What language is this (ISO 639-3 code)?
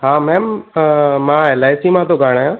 snd